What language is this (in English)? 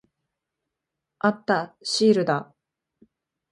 Japanese